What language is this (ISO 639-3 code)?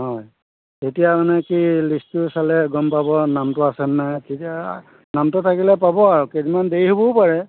asm